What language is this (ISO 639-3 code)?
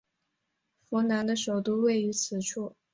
zho